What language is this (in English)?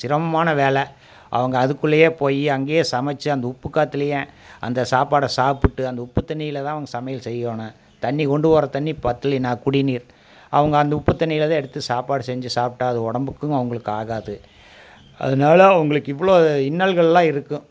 Tamil